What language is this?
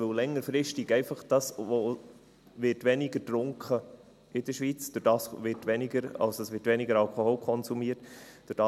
Swiss German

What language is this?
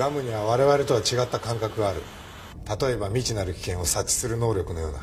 Japanese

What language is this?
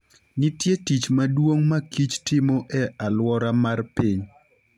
Luo (Kenya and Tanzania)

